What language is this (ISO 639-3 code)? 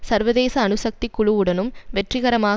tam